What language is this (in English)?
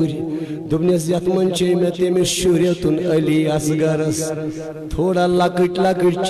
Hindi